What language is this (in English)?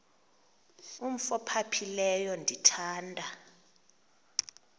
Xhosa